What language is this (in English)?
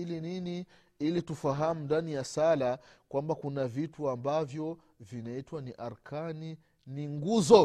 Swahili